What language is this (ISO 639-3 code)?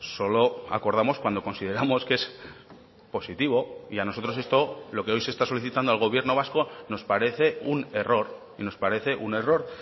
spa